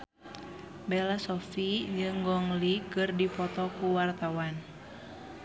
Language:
Sundanese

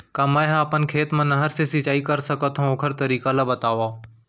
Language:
Chhattisgarhi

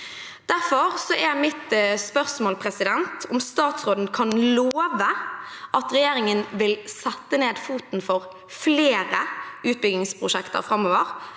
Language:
Norwegian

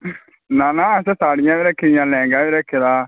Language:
Dogri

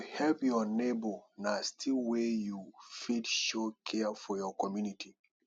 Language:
Nigerian Pidgin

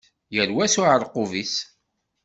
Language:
Kabyle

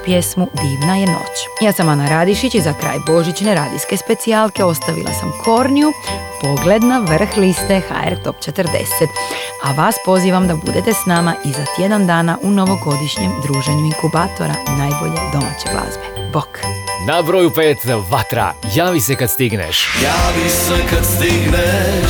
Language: Croatian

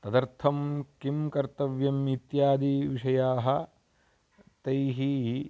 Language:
Sanskrit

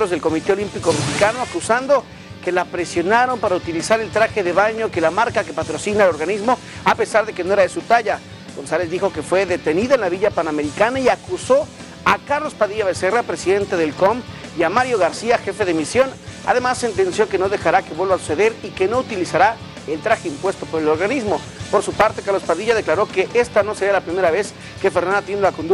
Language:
Spanish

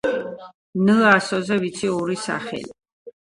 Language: Georgian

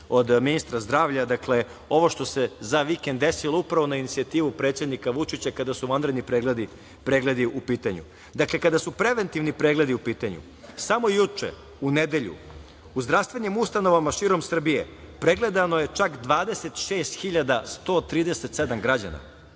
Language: Serbian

